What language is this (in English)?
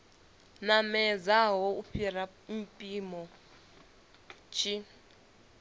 Venda